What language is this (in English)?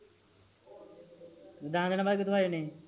Punjabi